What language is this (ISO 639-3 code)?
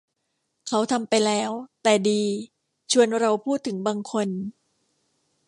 tha